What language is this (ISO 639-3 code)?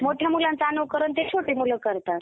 mar